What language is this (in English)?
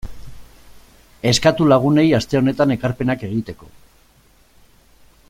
Basque